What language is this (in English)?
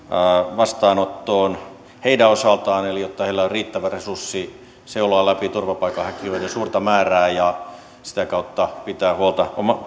Finnish